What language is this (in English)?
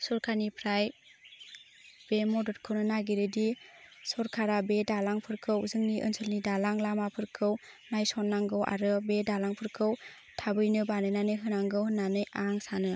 Bodo